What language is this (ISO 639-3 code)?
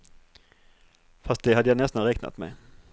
swe